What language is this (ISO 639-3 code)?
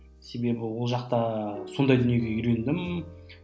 kaz